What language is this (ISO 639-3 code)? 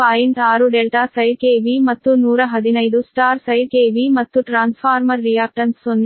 kan